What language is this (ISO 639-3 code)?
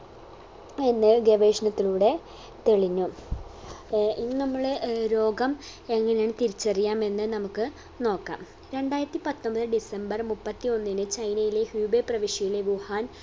mal